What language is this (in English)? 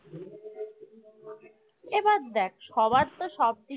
Bangla